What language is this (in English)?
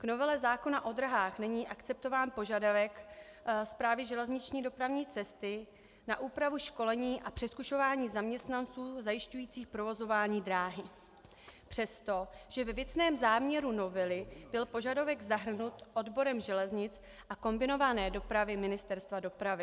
Czech